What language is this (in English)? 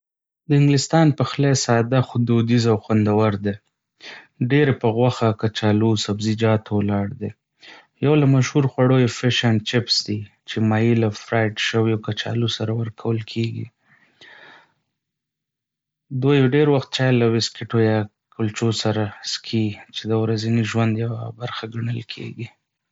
Pashto